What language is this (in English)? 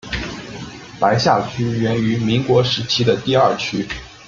Chinese